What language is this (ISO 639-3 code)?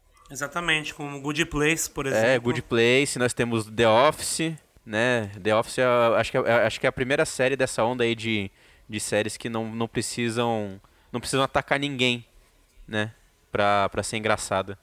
por